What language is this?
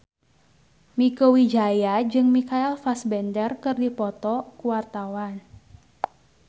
Sundanese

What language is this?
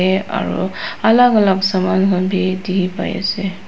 Naga Pidgin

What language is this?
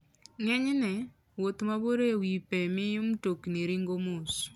Luo (Kenya and Tanzania)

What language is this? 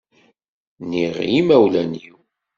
Kabyle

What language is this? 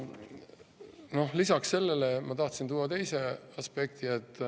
Estonian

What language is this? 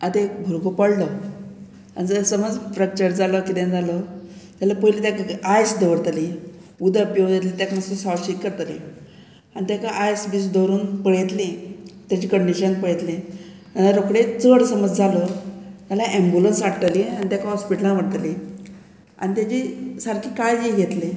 Konkani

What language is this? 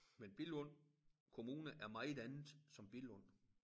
Danish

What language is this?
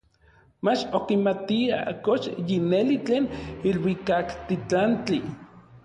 Orizaba Nahuatl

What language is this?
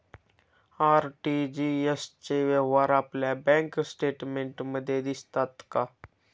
Marathi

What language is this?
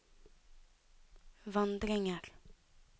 Norwegian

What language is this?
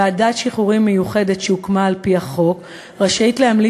Hebrew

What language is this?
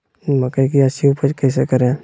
Magahi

